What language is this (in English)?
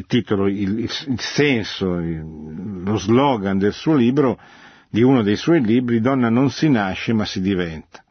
Italian